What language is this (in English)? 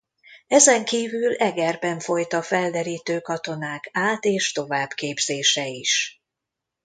Hungarian